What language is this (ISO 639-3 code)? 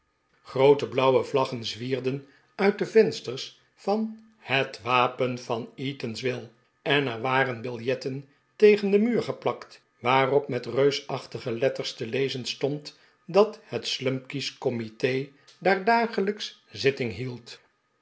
nld